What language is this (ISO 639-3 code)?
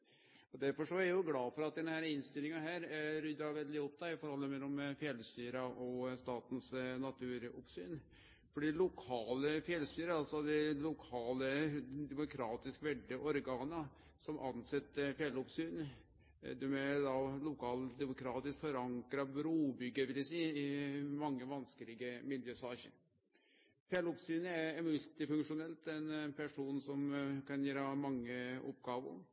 nno